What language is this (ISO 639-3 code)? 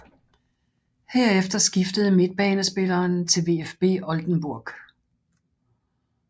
dan